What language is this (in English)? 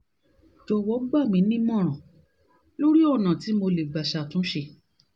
Yoruba